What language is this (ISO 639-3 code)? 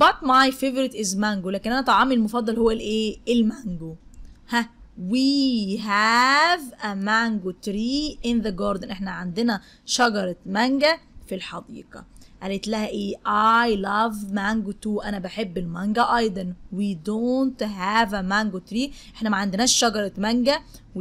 ara